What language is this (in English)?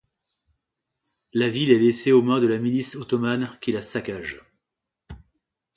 French